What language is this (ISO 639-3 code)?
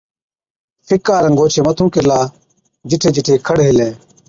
odk